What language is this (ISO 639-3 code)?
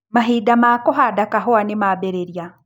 kik